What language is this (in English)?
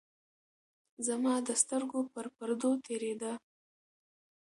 Pashto